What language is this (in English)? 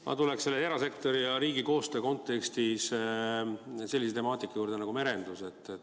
Estonian